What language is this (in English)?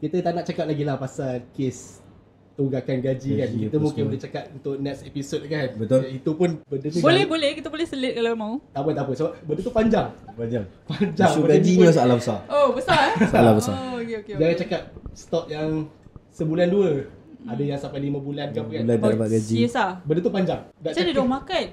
Malay